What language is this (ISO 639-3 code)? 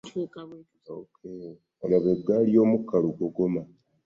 lug